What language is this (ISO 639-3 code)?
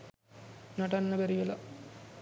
sin